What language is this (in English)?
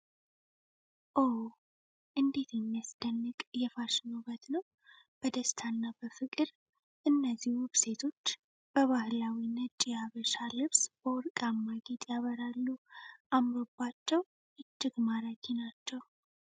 Amharic